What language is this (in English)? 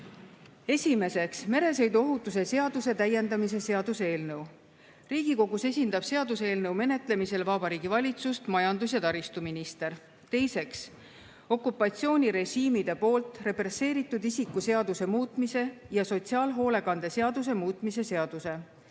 Estonian